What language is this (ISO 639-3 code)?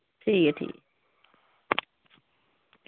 doi